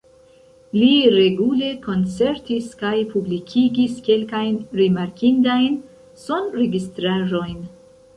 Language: Esperanto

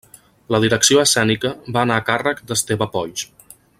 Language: Catalan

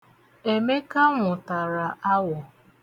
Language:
Igbo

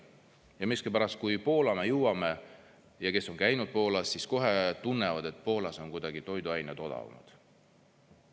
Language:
Estonian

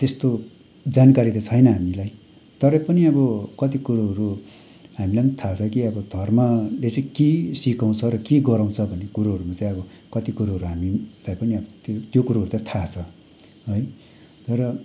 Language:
Nepali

